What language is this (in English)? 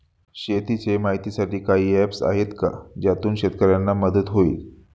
Marathi